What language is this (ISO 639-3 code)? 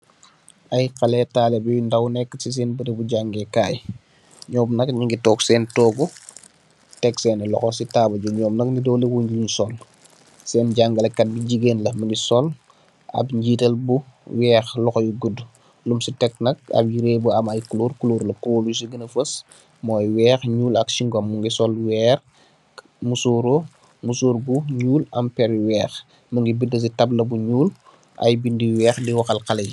wol